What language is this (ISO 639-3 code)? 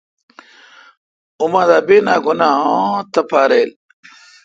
xka